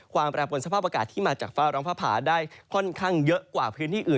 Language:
Thai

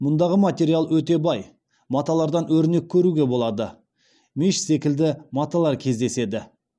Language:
Kazakh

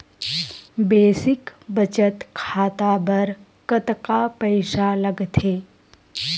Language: Chhattisgarhi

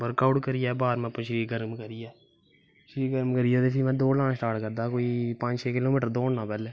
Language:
Dogri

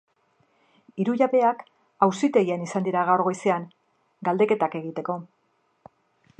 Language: Basque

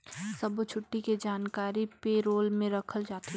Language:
Chhattisgarhi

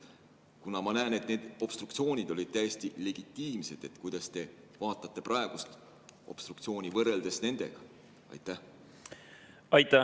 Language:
Estonian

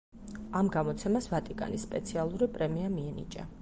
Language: Georgian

